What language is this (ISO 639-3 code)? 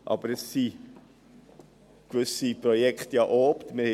gsw